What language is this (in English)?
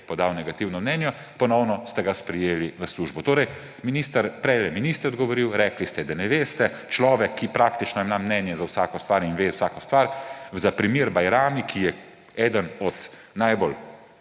Slovenian